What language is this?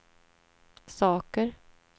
Swedish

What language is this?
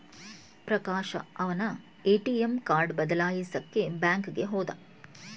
Kannada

